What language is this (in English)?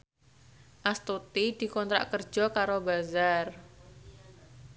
Javanese